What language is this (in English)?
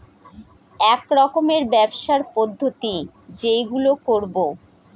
Bangla